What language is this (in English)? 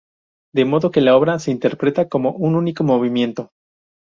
Spanish